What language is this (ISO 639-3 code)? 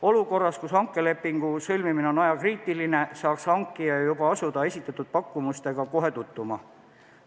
est